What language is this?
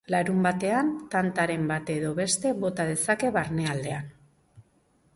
Basque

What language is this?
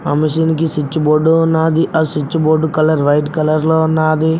Telugu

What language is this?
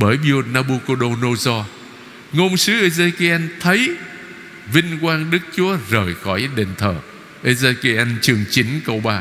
Vietnamese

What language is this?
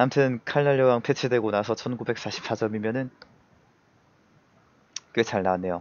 Korean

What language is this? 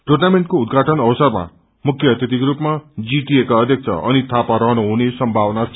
Nepali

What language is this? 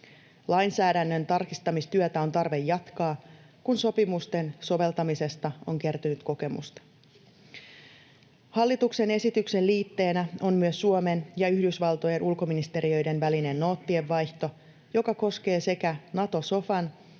Finnish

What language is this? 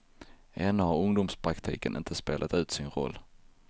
Swedish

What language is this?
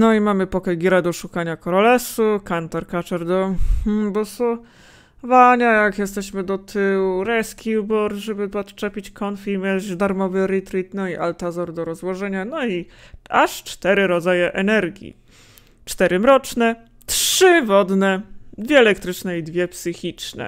Polish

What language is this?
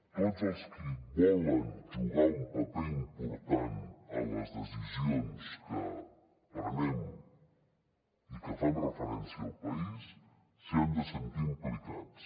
Catalan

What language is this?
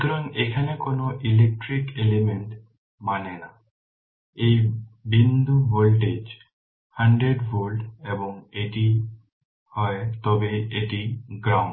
Bangla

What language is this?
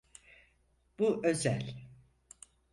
Turkish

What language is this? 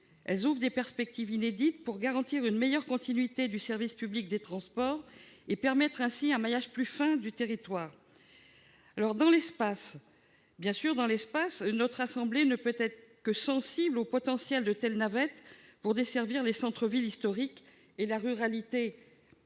French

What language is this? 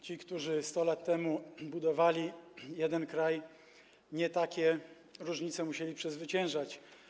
Polish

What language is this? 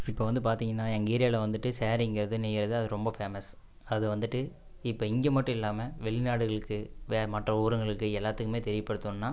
Tamil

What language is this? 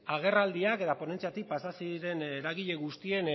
Basque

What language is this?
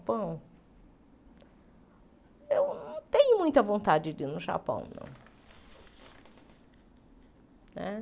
Portuguese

